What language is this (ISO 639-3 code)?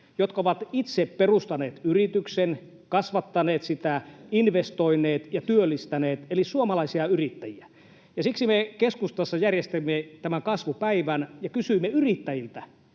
fin